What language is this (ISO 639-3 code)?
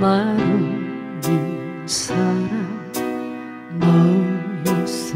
kor